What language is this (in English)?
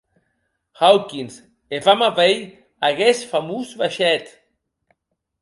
Occitan